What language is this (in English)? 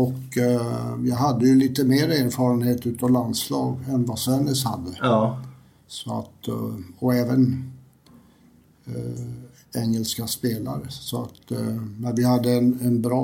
Swedish